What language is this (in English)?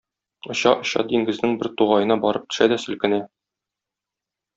Tatar